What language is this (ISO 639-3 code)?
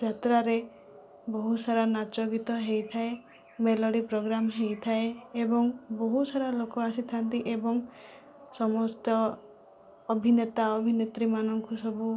ori